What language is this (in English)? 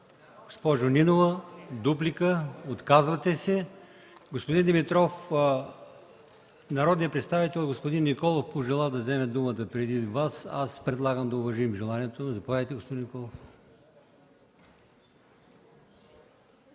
Bulgarian